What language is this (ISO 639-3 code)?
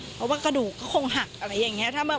tha